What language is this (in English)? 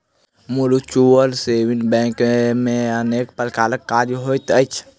Maithili